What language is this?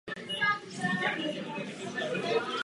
Czech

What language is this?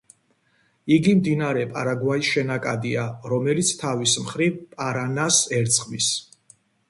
Georgian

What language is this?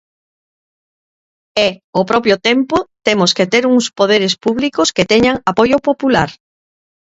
Galician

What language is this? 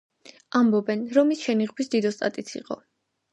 Georgian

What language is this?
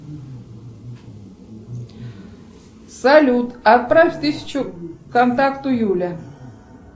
Russian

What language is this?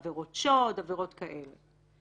Hebrew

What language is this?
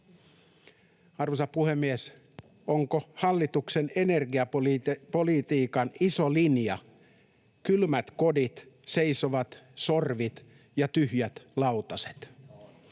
Finnish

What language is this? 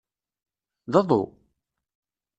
Kabyle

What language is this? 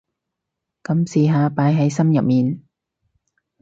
Cantonese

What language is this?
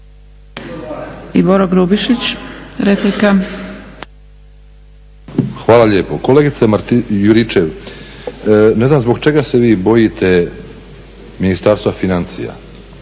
Croatian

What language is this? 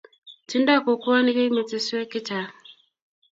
Kalenjin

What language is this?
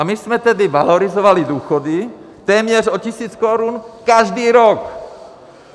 Czech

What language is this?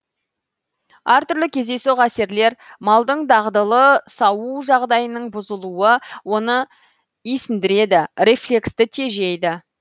Kazakh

